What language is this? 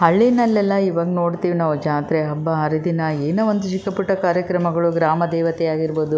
Kannada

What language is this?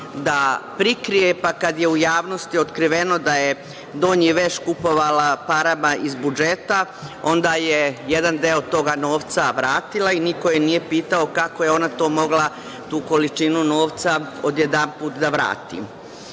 Serbian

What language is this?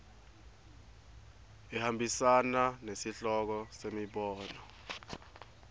Swati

